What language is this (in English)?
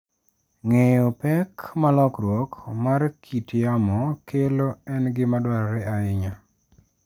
Luo (Kenya and Tanzania)